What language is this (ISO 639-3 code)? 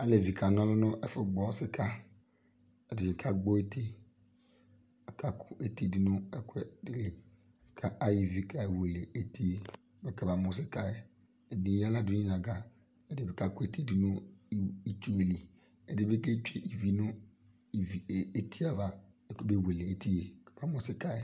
kpo